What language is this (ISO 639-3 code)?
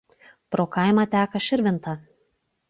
lit